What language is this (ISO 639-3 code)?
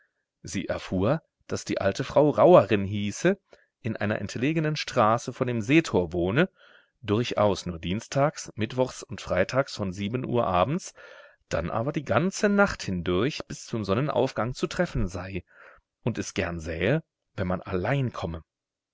deu